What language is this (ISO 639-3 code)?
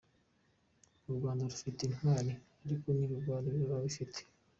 kin